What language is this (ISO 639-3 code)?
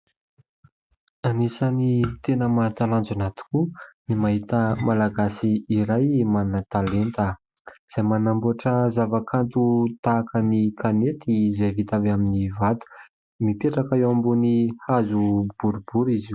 mlg